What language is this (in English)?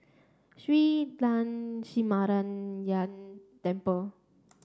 English